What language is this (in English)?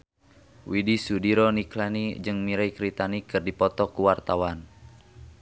Sundanese